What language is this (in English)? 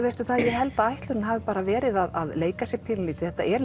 Icelandic